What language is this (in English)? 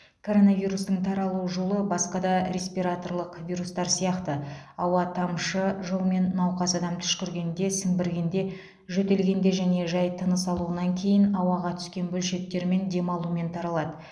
Kazakh